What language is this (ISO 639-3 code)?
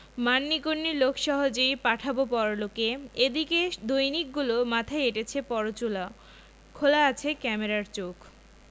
ben